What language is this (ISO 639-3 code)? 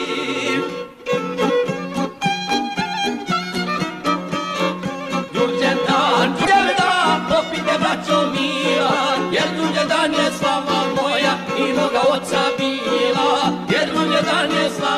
ron